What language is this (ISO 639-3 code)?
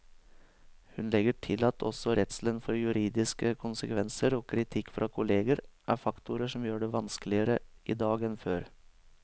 nor